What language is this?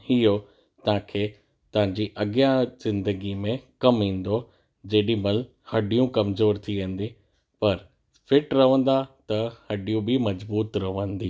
Sindhi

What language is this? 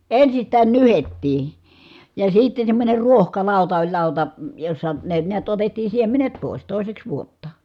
Finnish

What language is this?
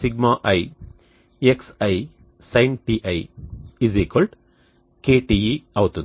Telugu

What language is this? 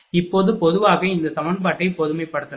Tamil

